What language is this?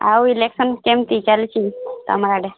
Odia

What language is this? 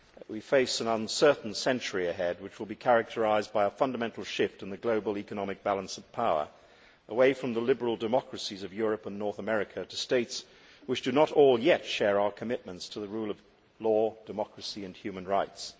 English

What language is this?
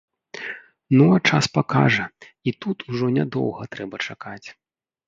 Belarusian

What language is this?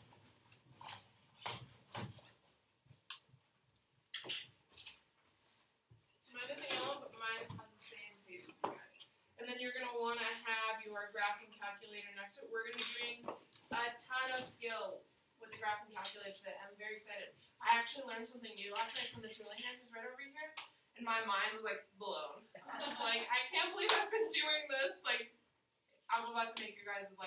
English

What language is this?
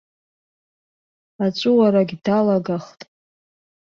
Abkhazian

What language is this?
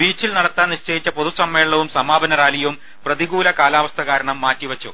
Malayalam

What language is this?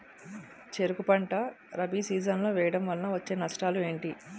Telugu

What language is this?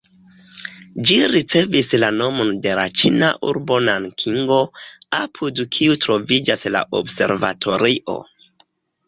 Esperanto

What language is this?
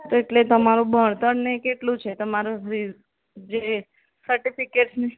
Gujarati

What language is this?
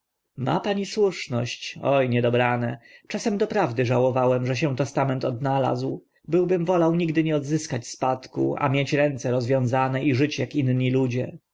Polish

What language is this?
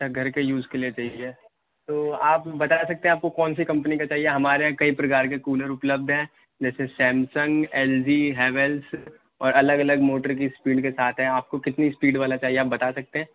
Urdu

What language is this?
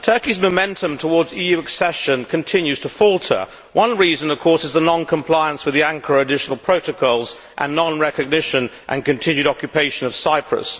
English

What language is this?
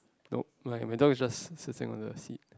English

